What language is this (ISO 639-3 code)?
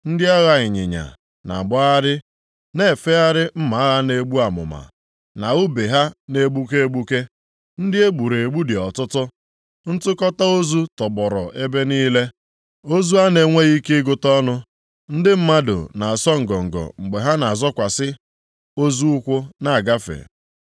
ibo